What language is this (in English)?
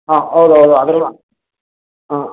Kannada